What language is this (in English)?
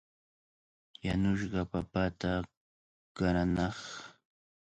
Cajatambo North Lima Quechua